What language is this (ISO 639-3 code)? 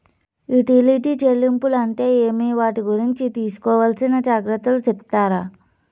tel